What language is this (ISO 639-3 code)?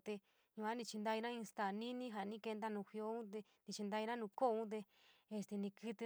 mig